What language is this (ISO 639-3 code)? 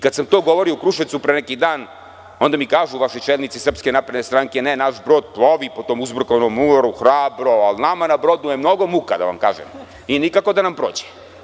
srp